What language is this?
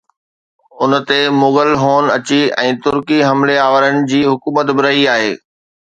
Sindhi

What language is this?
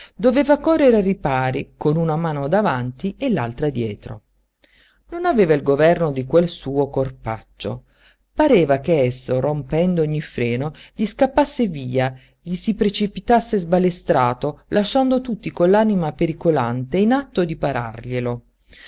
Italian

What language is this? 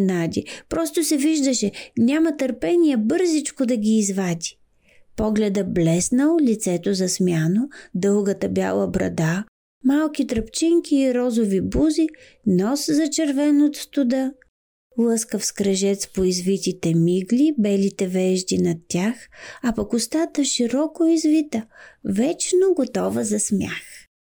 Bulgarian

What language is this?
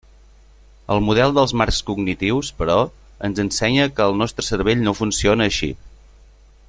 Catalan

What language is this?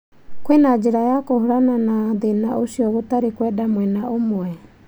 Kikuyu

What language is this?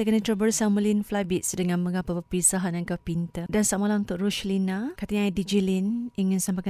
Malay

